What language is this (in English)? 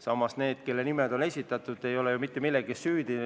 Estonian